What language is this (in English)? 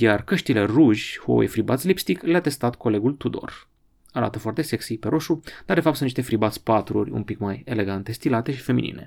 Romanian